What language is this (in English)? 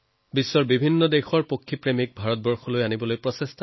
Assamese